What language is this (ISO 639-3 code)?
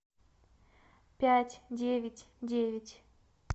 rus